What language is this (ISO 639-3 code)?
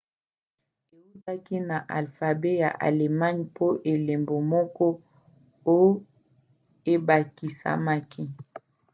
lin